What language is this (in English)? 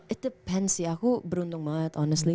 Indonesian